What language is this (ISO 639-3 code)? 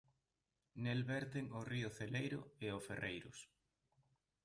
glg